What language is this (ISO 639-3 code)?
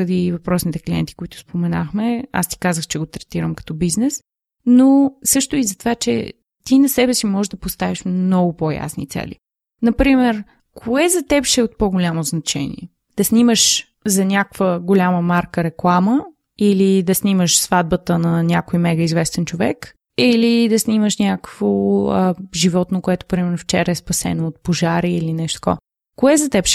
bul